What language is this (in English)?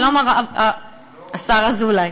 Hebrew